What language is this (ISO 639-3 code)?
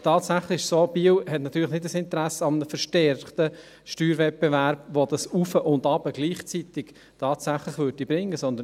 gsw